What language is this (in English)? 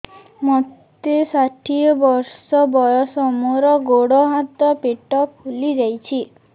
Odia